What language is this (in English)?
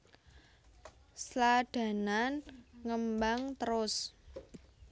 Javanese